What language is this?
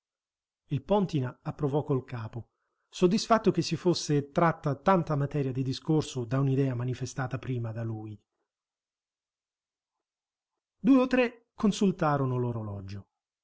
Italian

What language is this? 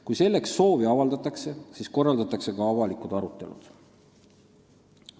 Estonian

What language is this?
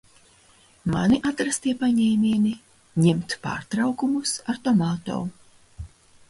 Latvian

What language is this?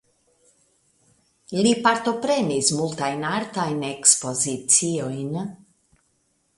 Esperanto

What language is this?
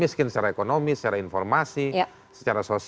Indonesian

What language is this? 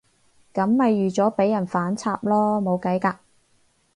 Cantonese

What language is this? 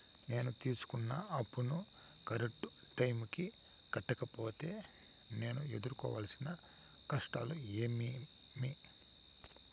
Telugu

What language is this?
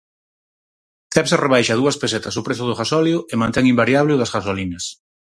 Galician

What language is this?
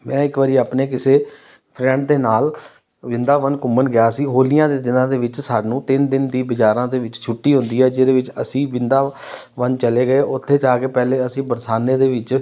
Punjabi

